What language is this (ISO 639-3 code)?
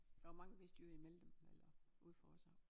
dan